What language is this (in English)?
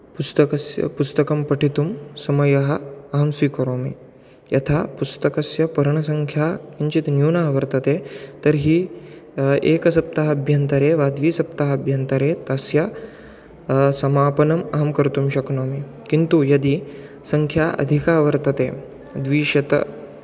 Sanskrit